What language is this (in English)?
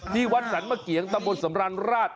Thai